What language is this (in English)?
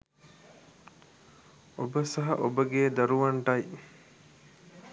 Sinhala